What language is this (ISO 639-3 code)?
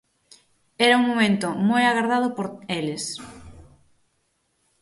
glg